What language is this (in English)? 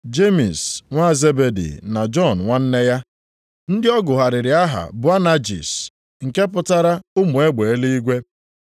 Igbo